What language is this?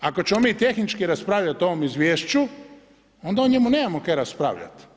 Croatian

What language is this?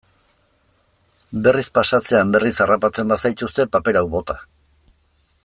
Basque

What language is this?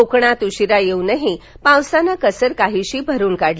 Marathi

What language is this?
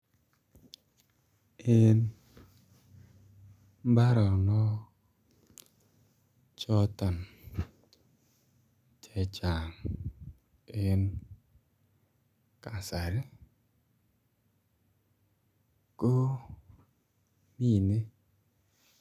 Kalenjin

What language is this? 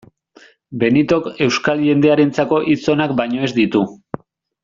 Basque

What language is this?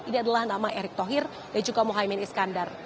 Indonesian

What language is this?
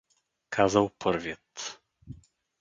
Bulgarian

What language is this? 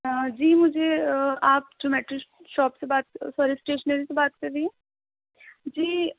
Urdu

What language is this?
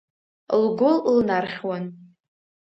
Abkhazian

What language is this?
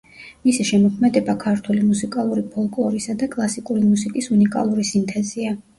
Georgian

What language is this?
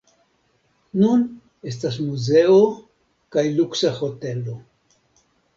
Esperanto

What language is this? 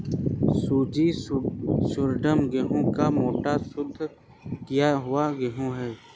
Hindi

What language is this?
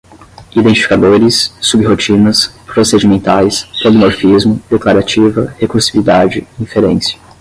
Portuguese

